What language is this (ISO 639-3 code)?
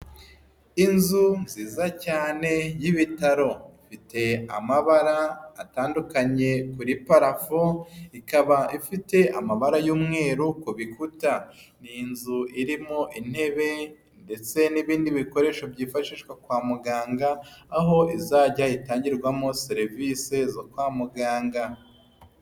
kin